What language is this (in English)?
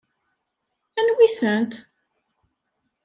Kabyle